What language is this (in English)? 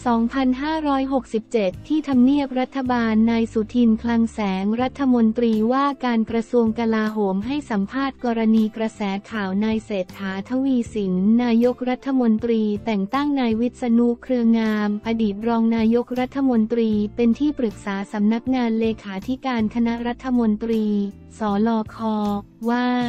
Thai